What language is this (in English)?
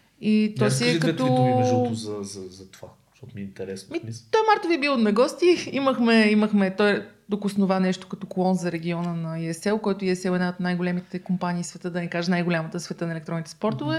Bulgarian